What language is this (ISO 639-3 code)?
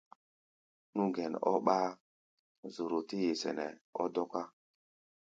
gba